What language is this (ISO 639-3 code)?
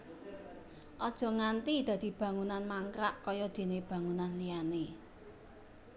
jav